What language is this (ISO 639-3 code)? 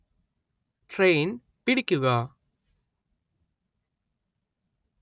mal